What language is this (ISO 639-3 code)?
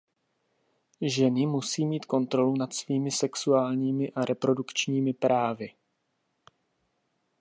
ces